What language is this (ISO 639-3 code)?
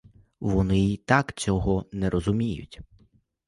ukr